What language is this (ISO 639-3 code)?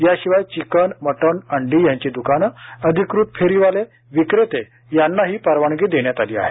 mar